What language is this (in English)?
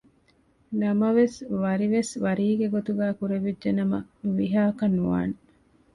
Divehi